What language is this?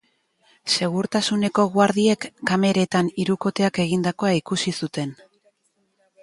Basque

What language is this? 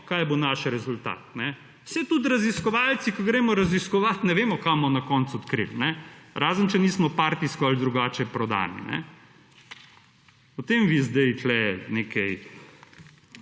Slovenian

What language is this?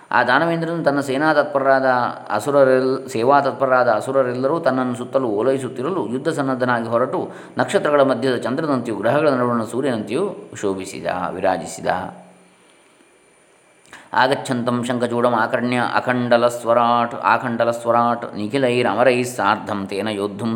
Kannada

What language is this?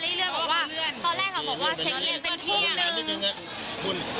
Thai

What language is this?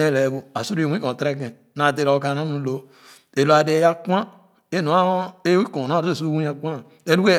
Khana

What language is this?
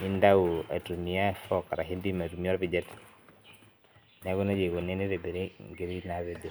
Masai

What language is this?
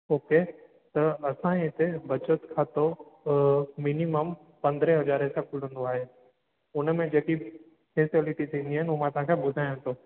Sindhi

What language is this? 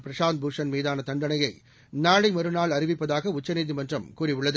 Tamil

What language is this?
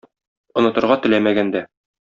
Tatar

